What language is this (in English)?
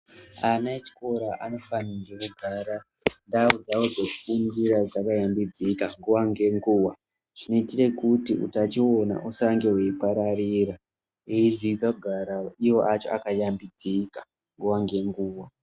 Ndau